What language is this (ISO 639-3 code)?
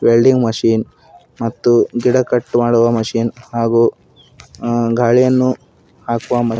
kan